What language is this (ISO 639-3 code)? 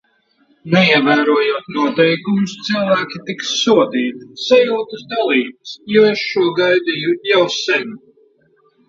lav